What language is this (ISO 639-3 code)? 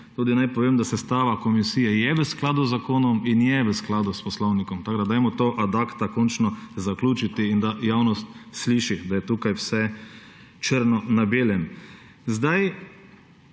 slv